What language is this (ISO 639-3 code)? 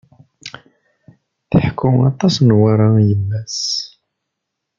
kab